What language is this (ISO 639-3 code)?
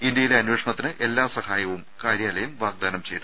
mal